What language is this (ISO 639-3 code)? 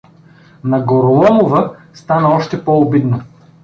bul